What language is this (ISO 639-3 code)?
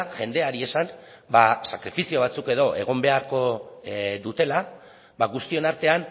eus